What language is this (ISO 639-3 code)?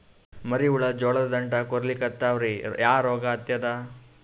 kan